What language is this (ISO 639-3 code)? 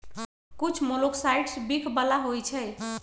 mag